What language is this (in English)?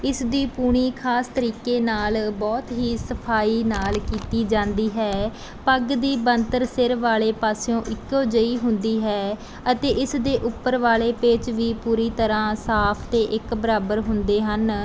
Punjabi